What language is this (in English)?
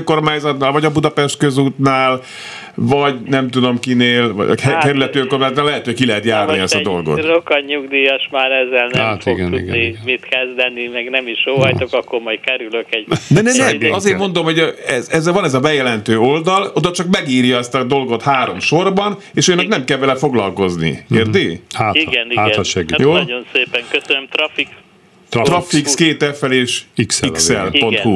Hungarian